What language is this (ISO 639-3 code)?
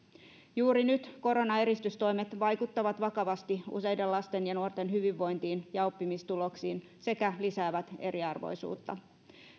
fin